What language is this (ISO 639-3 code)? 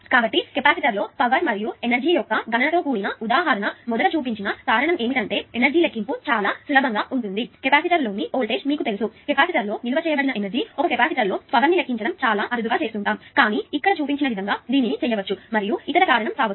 tel